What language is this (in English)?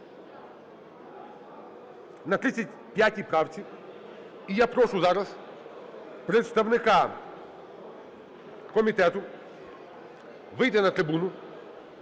Ukrainian